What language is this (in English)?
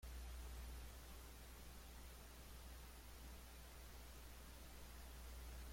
Spanish